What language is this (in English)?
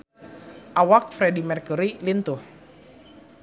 Sundanese